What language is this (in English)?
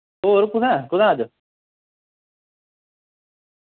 Dogri